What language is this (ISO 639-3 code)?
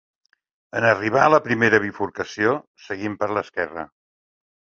cat